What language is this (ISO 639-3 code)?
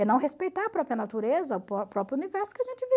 por